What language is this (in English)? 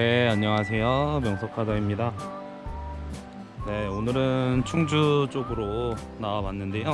Korean